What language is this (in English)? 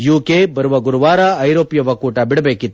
Kannada